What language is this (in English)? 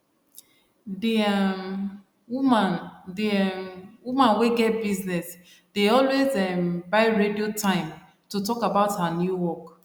Nigerian Pidgin